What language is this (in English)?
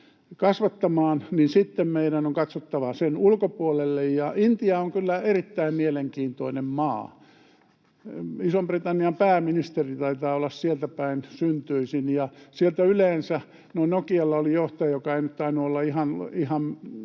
Finnish